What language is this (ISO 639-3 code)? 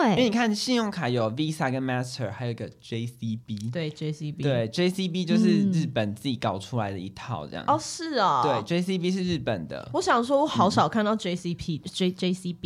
zho